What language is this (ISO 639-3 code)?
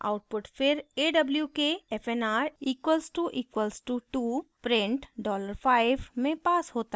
hin